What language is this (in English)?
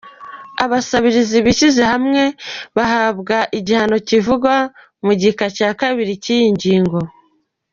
Kinyarwanda